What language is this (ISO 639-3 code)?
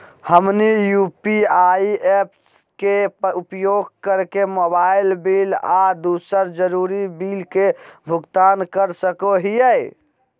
mag